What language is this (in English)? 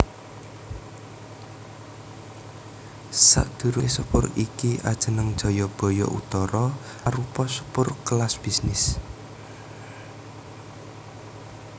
Javanese